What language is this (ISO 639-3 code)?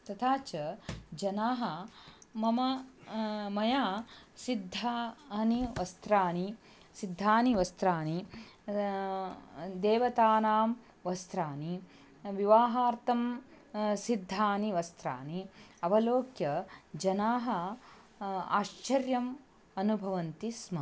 san